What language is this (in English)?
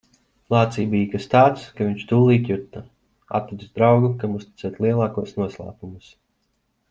Latvian